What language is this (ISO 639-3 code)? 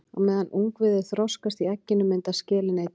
isl